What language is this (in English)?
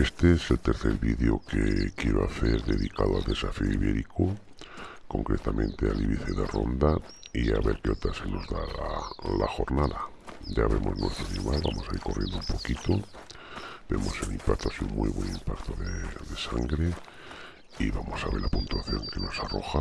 Spanish